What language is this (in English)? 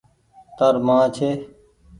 Goaria